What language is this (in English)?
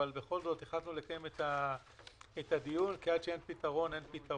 Hebrew